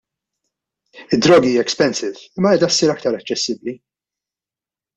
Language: Maltese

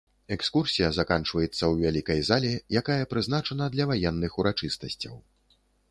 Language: Belarusian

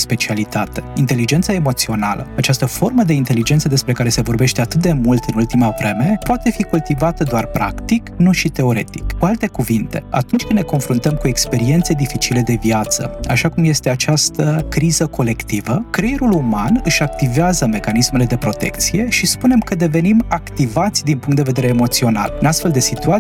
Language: Romanian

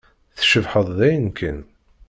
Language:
Kabyle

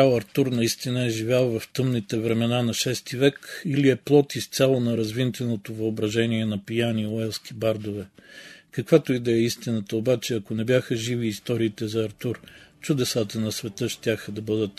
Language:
Bulgarian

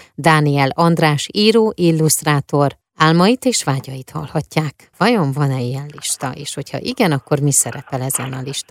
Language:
Hungarian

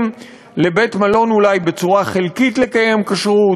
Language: Hebrew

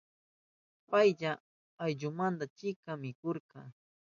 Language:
Southern Pastaza Quechua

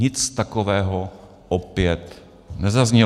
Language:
Czech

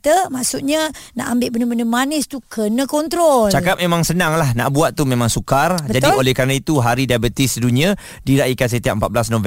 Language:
Malay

